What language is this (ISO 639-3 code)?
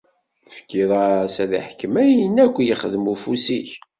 kab